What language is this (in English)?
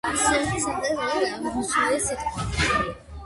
Georgian